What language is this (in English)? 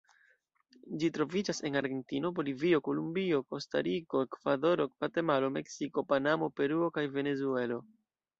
Esperanto